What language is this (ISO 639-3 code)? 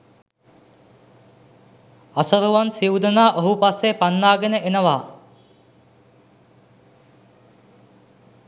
sin